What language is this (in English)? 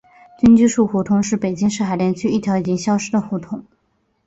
Chinese